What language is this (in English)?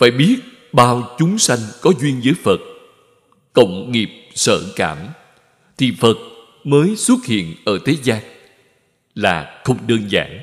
Vietnamese